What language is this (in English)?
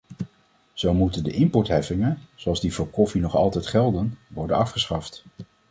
Dutch